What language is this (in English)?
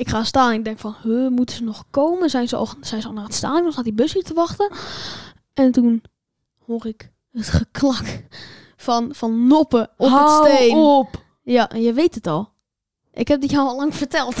Dutch